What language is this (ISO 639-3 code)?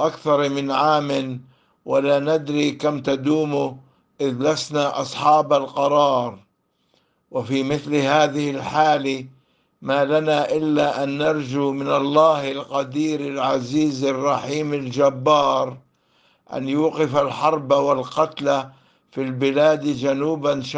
ara